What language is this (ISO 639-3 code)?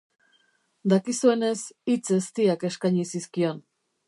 eus